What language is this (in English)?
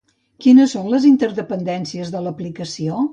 Catalan